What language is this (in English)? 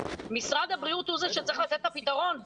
Hebrew